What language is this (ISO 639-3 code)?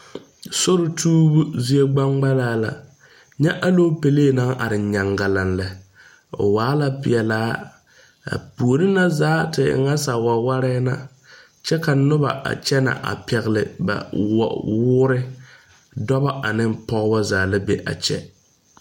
dga